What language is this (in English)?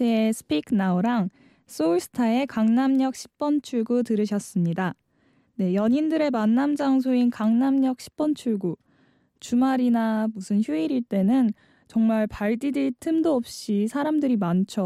Korean